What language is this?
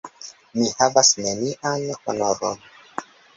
Esperanto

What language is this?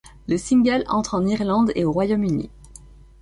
French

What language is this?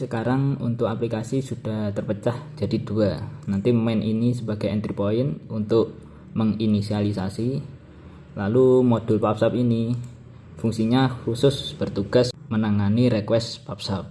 Indonesian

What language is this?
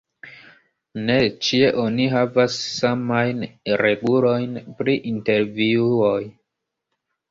Esperanto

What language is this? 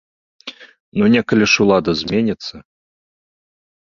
Belarusian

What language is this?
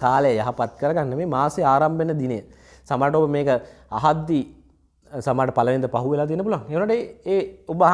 Indonesian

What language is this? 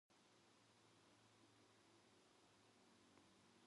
Korean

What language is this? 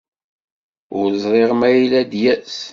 Kabyle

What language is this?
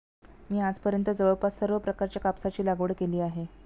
Marathi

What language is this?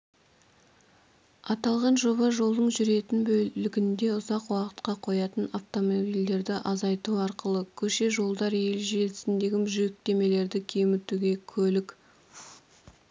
Kazakh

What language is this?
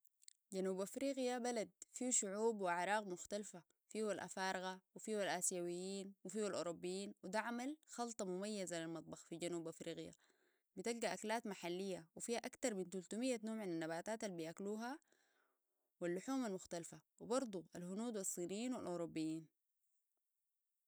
Sudanese Arabic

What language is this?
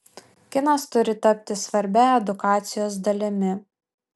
Lithuanian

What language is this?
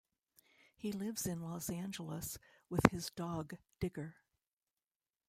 English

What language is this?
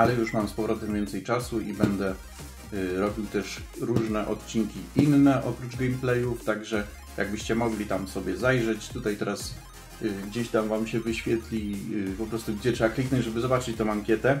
Polish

